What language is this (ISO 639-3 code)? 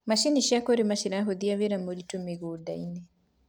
kik